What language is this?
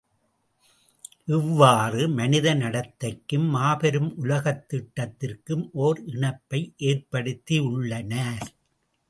Tamil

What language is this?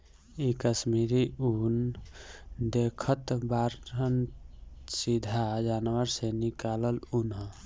Bhojpuri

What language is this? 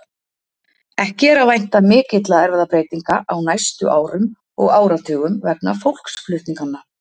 Icelandic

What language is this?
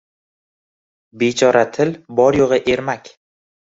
Uzbek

